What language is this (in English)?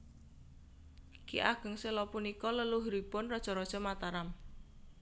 Javanese